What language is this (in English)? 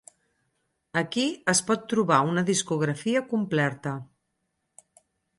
Catalan